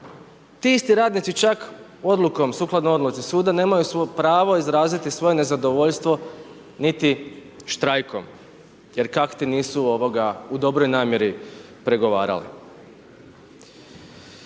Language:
Croatian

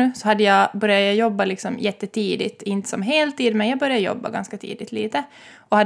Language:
Swedish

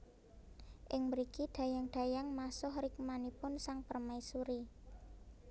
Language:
Javanese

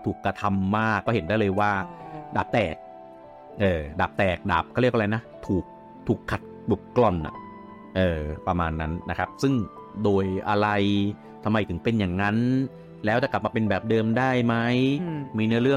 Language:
Thai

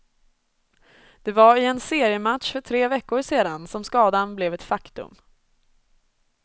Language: Swedish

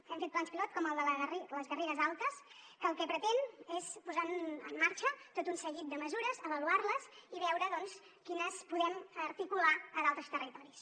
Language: Catalan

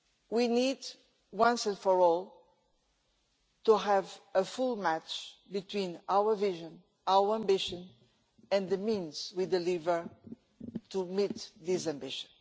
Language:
English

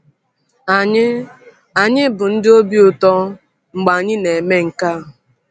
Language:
Igbo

